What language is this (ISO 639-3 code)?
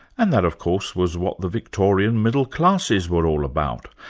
eng